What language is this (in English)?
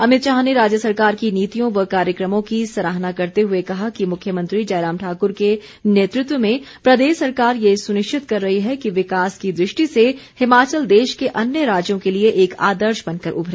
Hindi